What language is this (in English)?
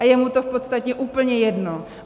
Czech